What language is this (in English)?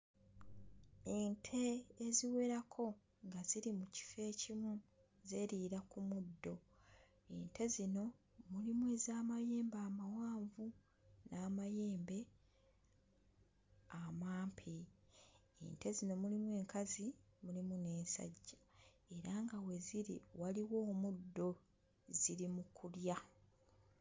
Ganda